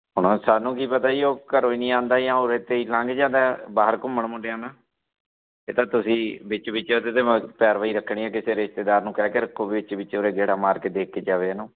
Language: Punjabi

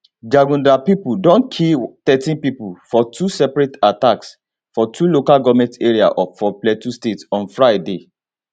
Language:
Nigerian Pidgin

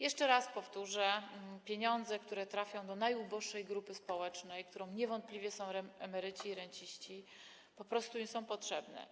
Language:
Polish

